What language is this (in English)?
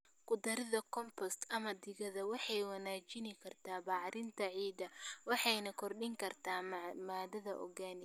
Somali